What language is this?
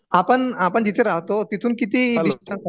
Marathi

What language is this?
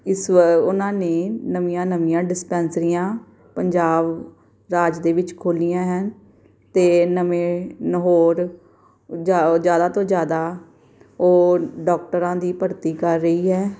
Punjabi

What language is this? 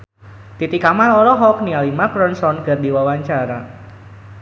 Sundanese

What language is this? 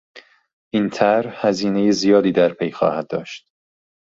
Persian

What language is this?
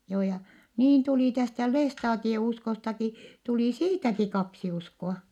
Finnish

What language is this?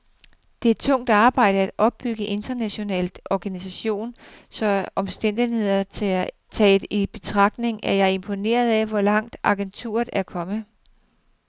Danish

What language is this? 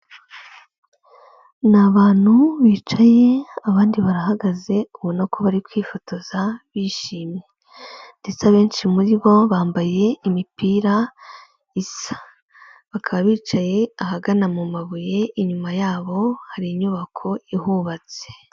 Kinyarwanda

